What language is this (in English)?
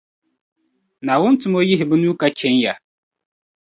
Dagbani